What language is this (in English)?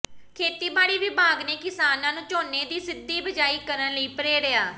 Punjabi